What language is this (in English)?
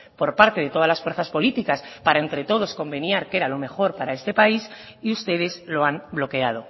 Spanish